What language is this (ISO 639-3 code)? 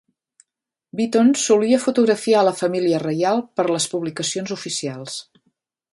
cat